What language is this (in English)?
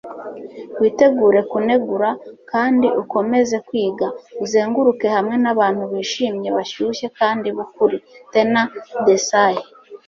Kinyarwanda